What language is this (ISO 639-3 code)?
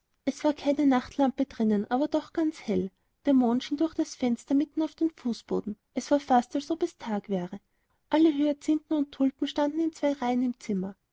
deu